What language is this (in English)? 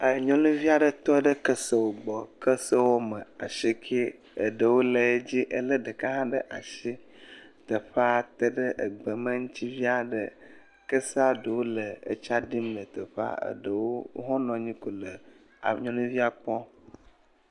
Ewe